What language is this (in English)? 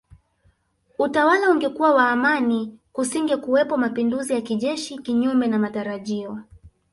Swahili